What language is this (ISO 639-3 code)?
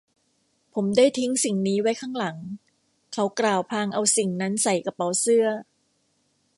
tha